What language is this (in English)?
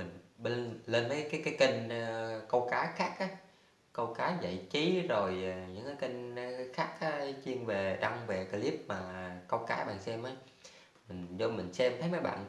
Vietnamese